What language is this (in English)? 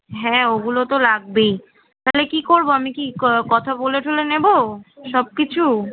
Bangla